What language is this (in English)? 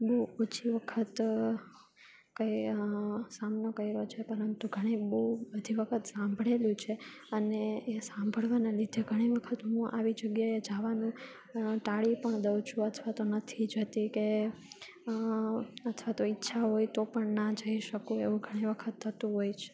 Gujarati